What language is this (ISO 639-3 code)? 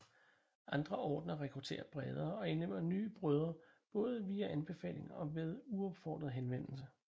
dan